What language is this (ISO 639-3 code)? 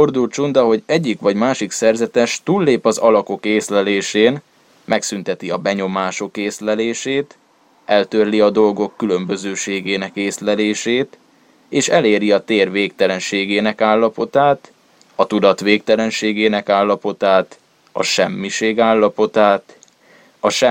hun